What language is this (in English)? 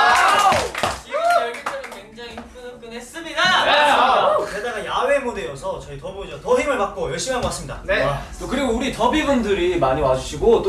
Korean